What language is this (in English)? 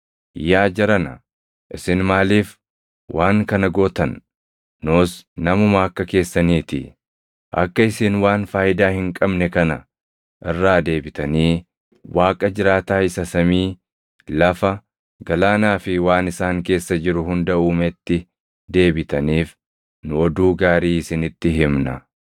Oromo